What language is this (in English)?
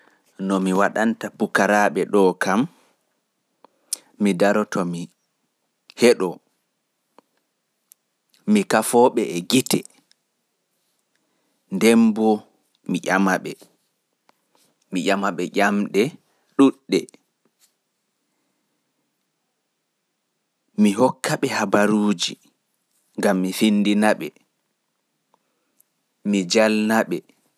Fula